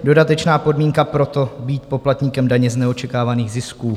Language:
Czech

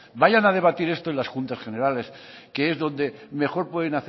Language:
Spanish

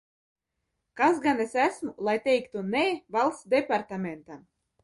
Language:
Latvian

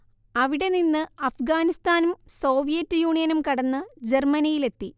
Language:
Malayalam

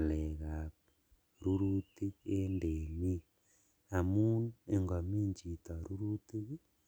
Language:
Kalenjin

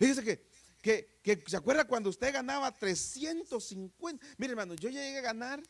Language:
Spanish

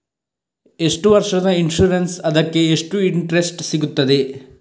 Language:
Kannada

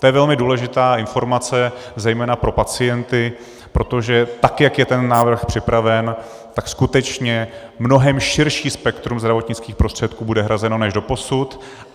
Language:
Czech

